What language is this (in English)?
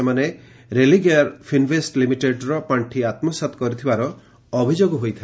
Odia